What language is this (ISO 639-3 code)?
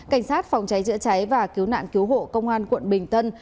vie